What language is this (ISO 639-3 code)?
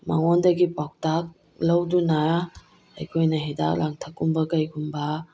mni